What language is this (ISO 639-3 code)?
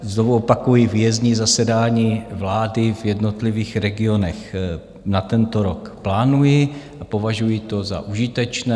ces